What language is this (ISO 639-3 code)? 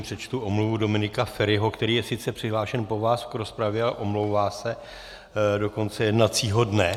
ces